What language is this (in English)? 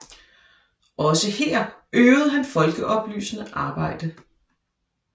Danish